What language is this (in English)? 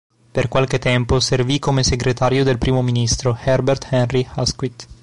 Italian